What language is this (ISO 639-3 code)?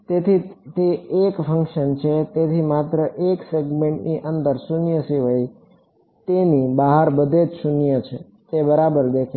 guj